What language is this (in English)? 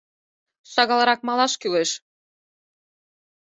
Mari